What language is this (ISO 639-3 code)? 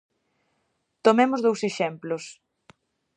glg